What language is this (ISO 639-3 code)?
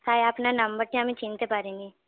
ben